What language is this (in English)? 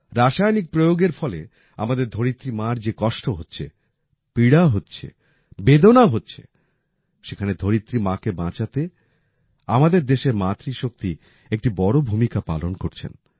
Bangla